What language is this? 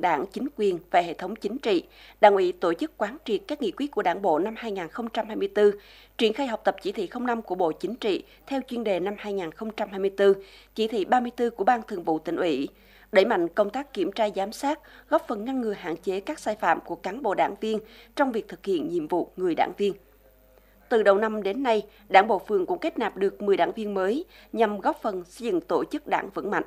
Vietnamese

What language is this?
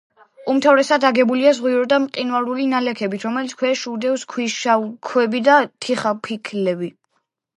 Georgian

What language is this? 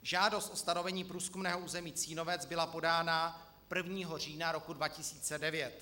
Czech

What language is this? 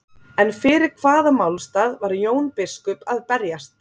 Icelandic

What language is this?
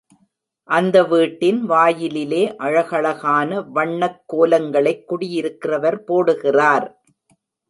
Tamil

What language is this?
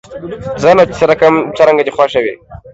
Pashto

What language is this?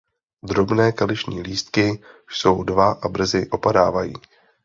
Czech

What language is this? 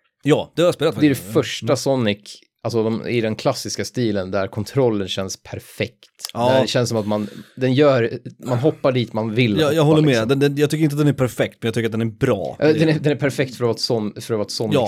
Swedish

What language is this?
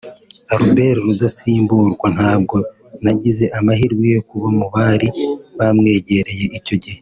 Kinyarwanda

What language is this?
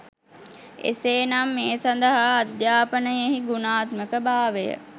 Sinhala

